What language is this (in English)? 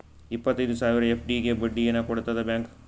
Kannada